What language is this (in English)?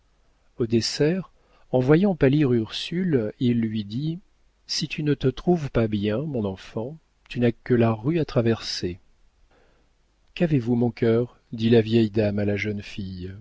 French